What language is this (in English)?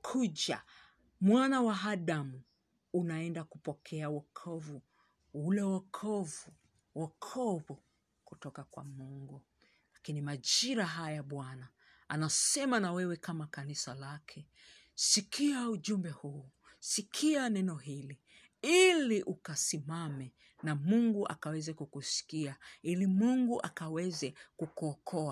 Swahili